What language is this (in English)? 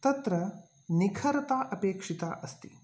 Sanskrit